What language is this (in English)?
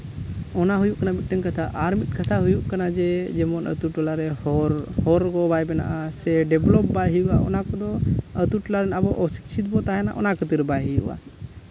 Santali